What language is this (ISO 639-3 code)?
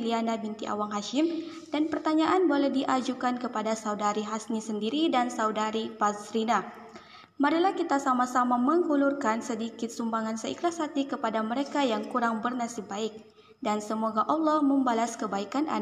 msa